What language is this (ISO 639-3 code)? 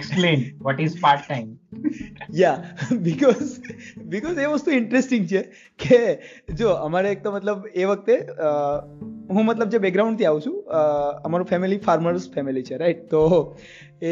guj